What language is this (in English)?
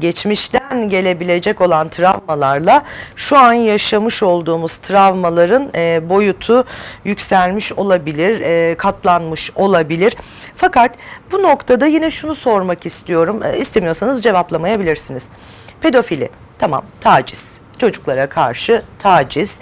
Turkish